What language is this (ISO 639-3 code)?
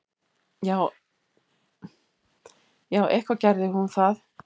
isl